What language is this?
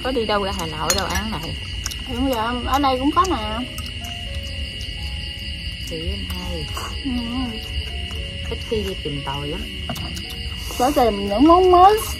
Vietnamese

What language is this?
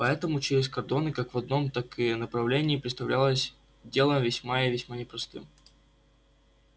Russian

